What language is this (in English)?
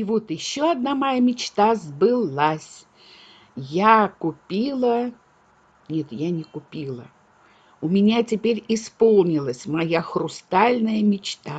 Russian